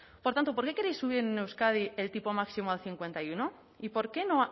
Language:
Spanish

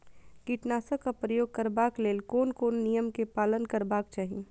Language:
Maithili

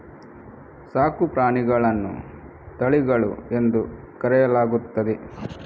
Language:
Kannada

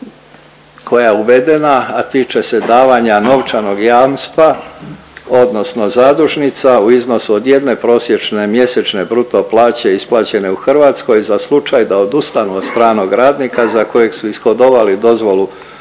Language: Croatian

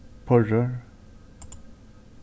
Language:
Faroese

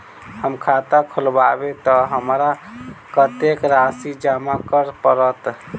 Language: Maithili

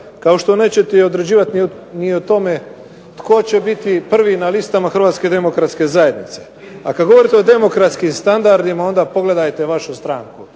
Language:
Croatian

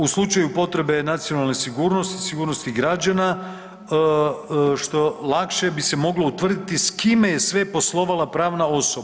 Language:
Croatian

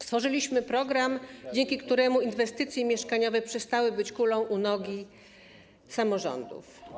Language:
Polish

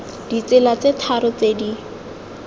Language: Tswana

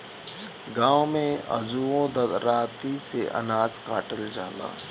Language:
Bhojpuri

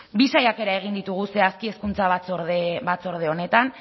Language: Basque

